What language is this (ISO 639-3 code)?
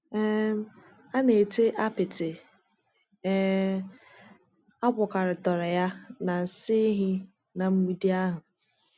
ibo